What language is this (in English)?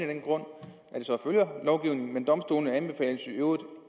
Danish